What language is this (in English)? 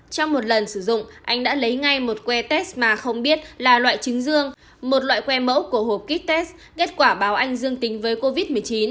Vietnamese